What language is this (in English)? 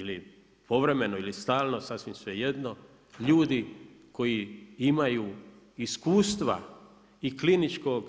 Croatian